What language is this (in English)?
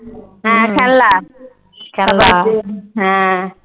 Bangla